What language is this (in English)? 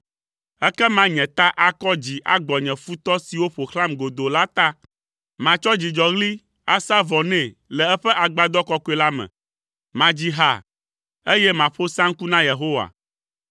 Ewe